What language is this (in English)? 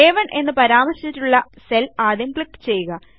Malayalam